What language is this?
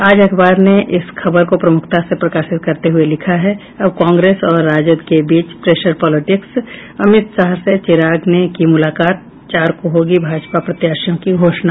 Hindi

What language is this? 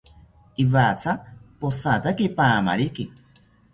South Ucayali Ashéninka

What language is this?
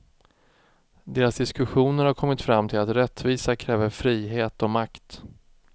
Swedish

